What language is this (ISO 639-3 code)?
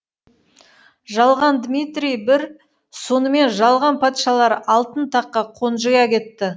kaz